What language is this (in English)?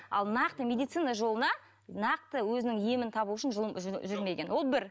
Kazakh